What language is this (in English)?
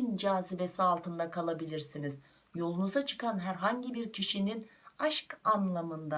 Turkish